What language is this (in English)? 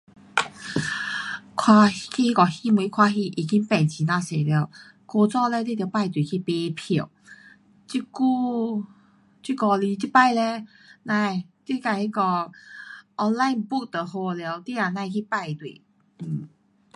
Pu-Xian Chinese